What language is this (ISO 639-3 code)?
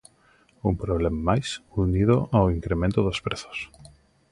glg